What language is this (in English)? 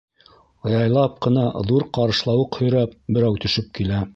Bashkir